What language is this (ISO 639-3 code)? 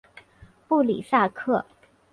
zho